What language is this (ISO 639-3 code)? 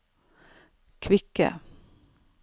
nor